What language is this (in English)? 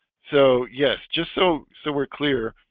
English